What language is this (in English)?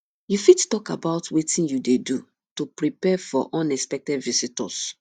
Nigerian Pidgin